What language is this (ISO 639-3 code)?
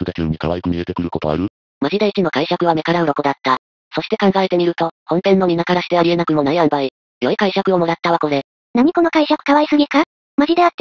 jpn